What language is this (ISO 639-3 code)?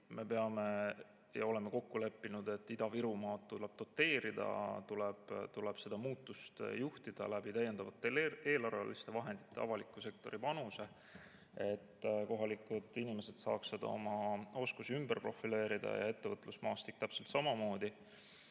est